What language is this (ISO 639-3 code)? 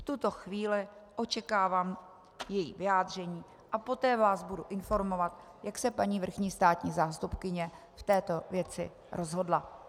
ces